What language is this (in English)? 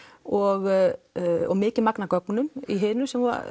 Icelandic